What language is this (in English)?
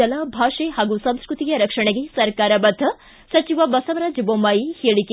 Kannada